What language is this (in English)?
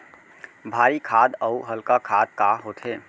Chhattisgarhi